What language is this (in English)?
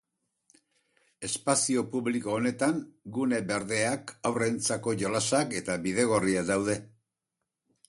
Basque